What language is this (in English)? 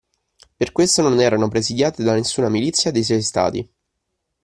Italian